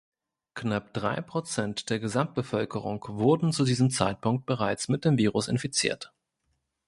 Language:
German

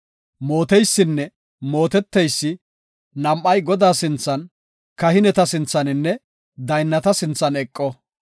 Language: Gofa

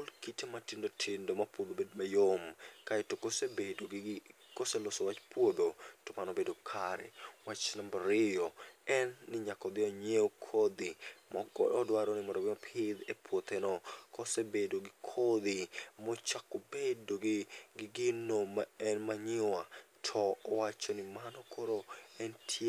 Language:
Luo (Kenya and Tanzania)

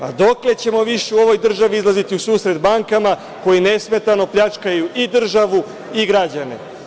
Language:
Serbian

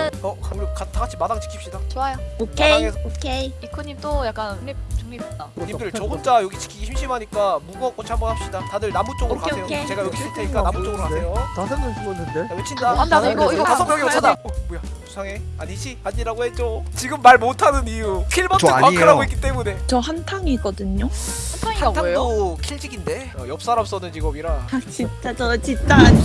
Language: Korean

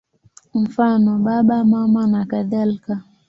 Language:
Swahili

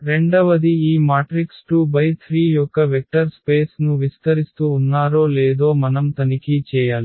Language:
Telugu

